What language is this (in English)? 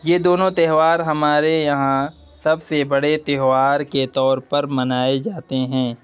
Urdu